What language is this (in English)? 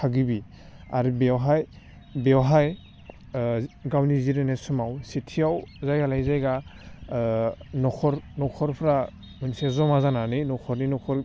Bodo